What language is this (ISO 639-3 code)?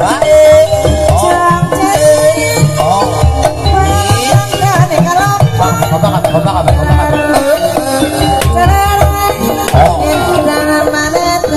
ind